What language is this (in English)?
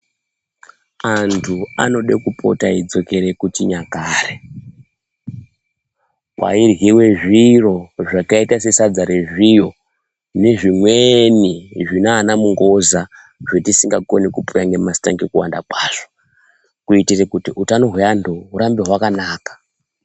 Ndau